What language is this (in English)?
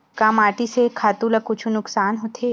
Chhattisgarhi